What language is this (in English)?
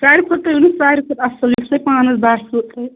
Kashmiri